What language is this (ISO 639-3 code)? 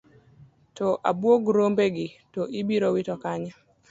luo